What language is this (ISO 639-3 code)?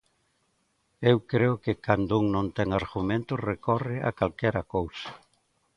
glg